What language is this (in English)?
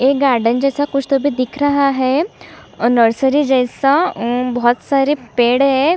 Hindi